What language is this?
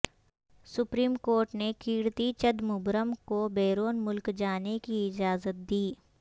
Urdu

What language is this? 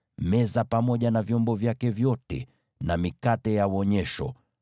Swahili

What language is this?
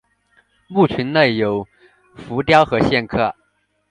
Chinese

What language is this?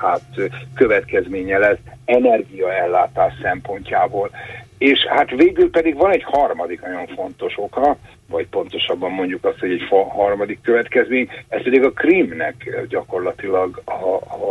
Hungarian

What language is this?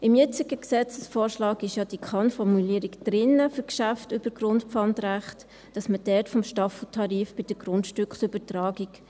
Swiss German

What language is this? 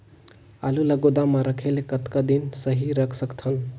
Chhattisgarhi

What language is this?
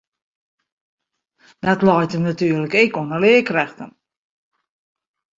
Western Frisian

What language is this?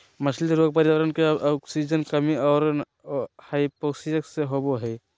Magahi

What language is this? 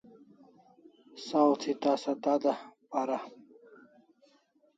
Kalasha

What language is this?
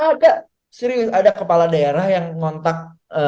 Indonesian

